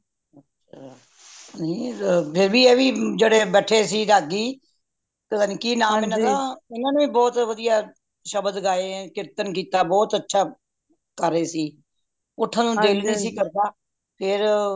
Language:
Punjabi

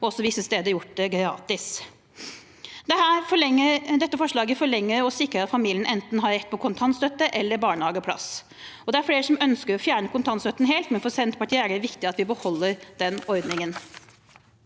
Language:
Norwegian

